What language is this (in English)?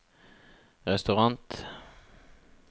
Norwegian